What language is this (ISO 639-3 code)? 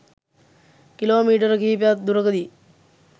sin